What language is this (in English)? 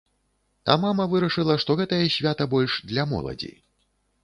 Belarusian